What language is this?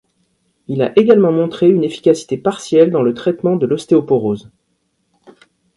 French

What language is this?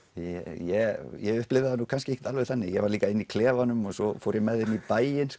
Icelandic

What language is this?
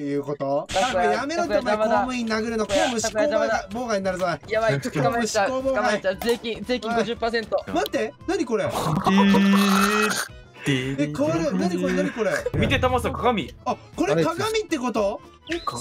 Japanese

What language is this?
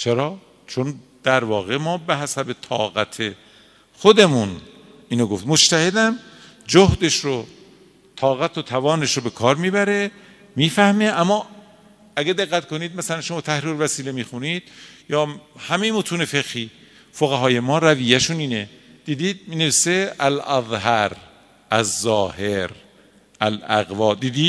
Persian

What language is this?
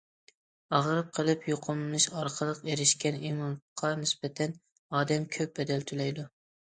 Uyghur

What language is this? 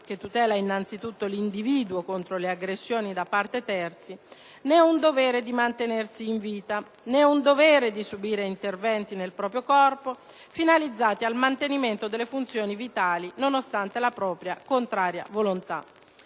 Italian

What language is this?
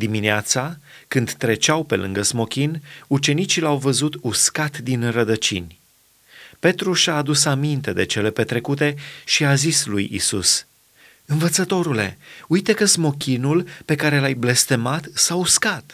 Romanian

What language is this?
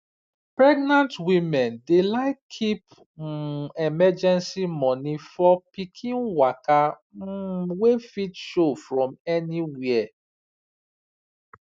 Nigerian Pidgin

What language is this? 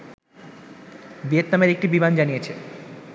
Bangla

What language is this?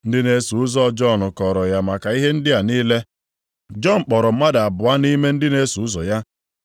Igbo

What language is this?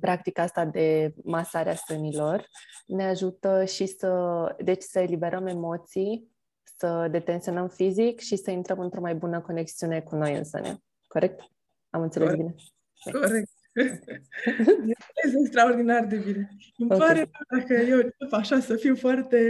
Romanian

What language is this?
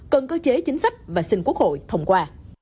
Vietnamese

